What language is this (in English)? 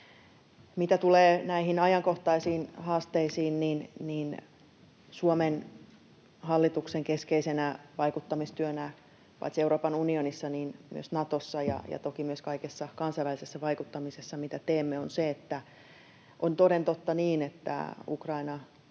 Finnish